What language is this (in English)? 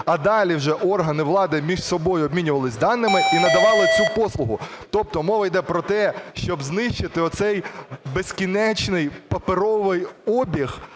Ukrainian